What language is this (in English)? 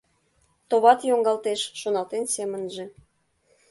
Mari